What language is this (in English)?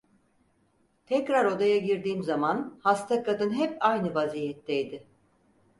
Turkish